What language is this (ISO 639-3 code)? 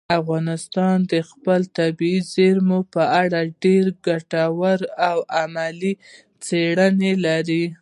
pus